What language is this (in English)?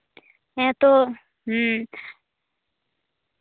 Santali